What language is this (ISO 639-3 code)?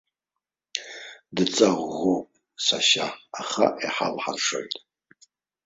abk